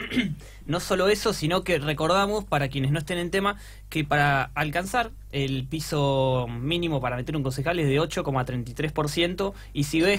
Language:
Spanish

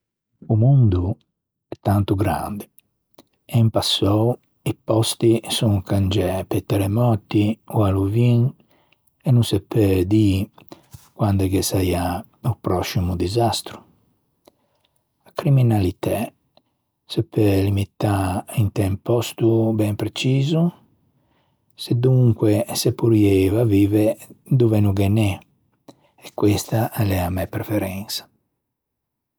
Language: Ligurian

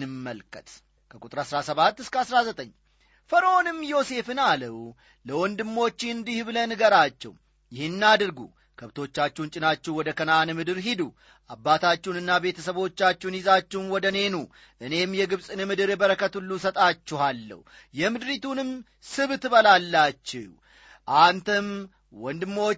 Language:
Amharic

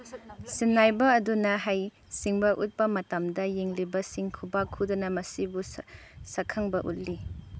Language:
Manipuri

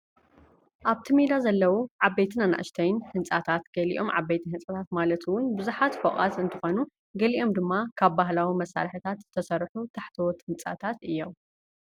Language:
Tigrinya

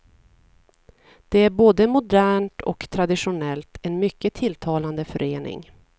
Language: Swedish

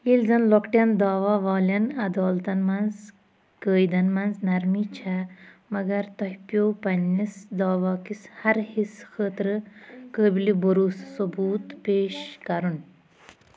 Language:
Kashmiri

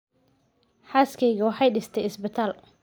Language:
Somali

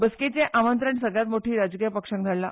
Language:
Konkani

